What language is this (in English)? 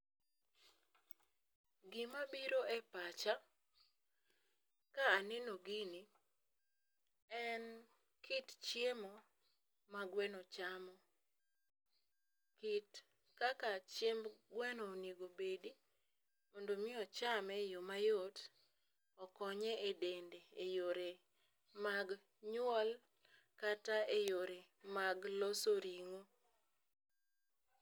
Luo (Kenya and Tanzania)